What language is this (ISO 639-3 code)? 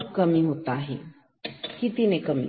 mar